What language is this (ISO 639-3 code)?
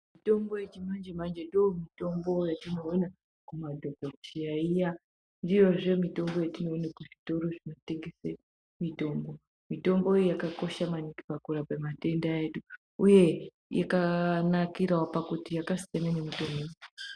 ndc